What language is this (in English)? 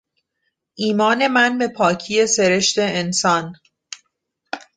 Persian